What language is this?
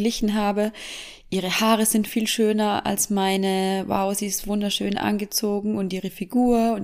German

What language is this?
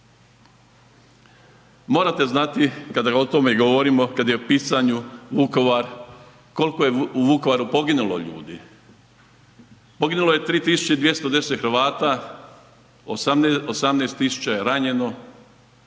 Croatian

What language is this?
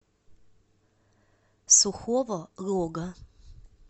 Russian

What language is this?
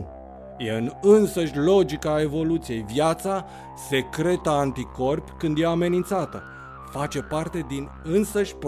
Romanian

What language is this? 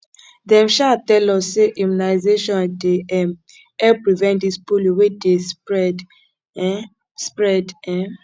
Nigerian Pidgin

